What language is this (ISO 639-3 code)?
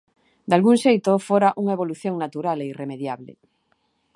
glg